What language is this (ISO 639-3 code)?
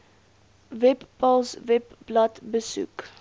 afr